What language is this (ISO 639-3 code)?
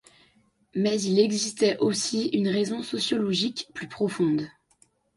fra